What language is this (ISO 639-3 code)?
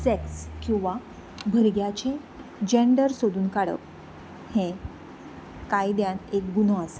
kok